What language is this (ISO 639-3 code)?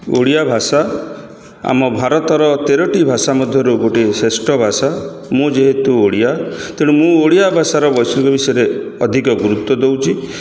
ori